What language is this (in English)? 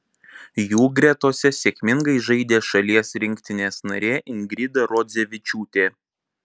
Lithuanian